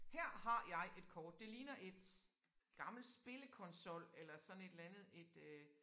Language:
Danish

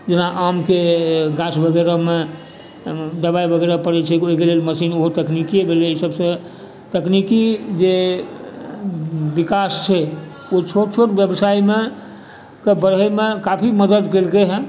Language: Maithili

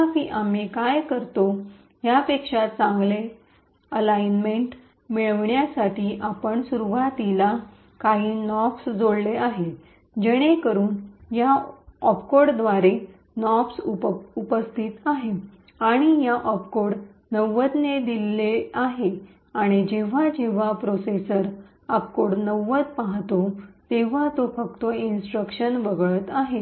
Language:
Marathi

